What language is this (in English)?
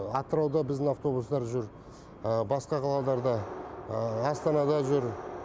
Kazakh